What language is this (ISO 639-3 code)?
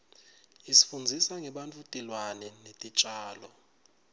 ssw